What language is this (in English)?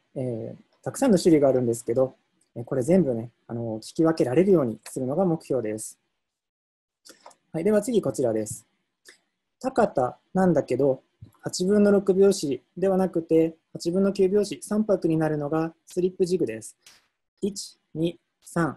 Japanese